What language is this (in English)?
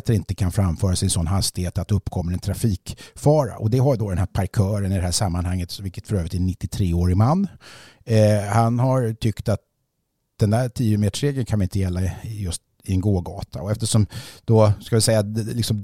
Swedish